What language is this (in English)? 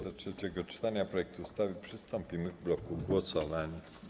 Polish